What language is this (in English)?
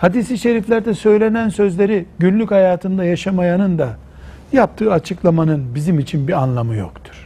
Turkish